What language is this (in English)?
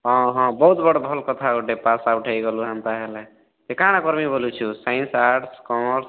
Odia